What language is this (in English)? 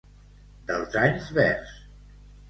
Catalan